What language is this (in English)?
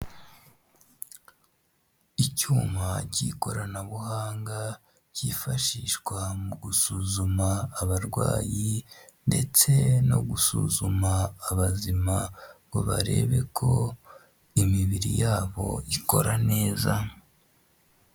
Kinyarwanda